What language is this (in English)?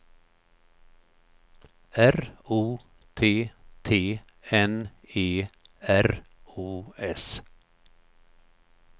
Swedish